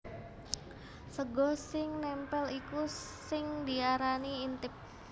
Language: Javanese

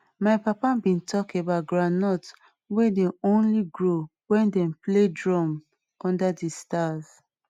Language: Nigerian Pidgin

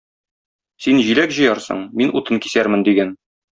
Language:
Tatar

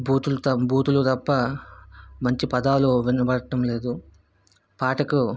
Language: Telugu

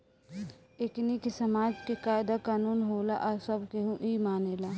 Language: Bhojpuri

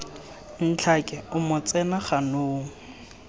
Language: Tswana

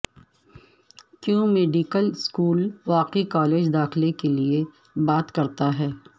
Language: Urdu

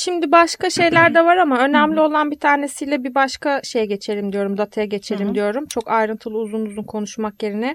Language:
Turkish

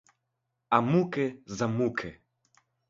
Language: Ukrainian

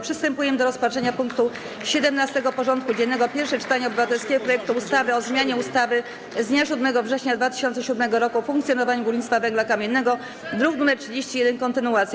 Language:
Polish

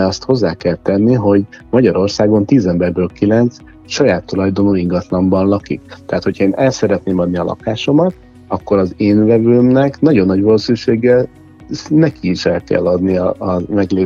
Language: Hungarian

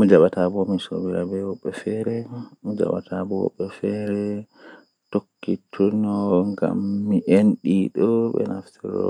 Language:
Western Niger Fulfulde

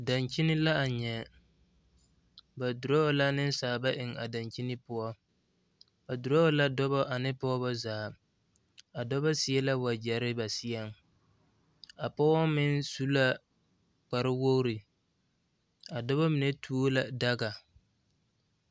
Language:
Southern Dagaare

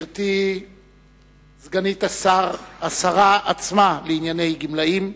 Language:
Hebrew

